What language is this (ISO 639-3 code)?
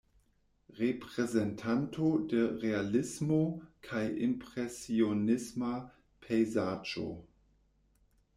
epo